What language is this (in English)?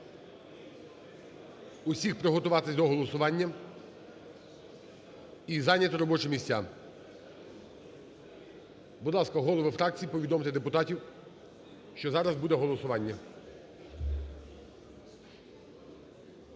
Ukrainian